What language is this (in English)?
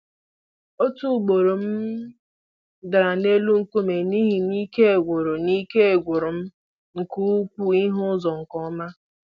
Igbo